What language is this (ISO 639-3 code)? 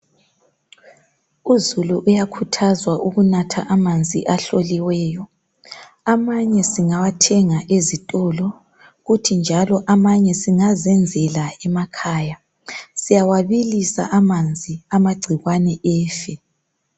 nde